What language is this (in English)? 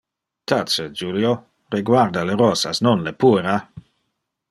Interlingua